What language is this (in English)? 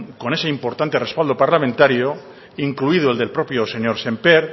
Spanish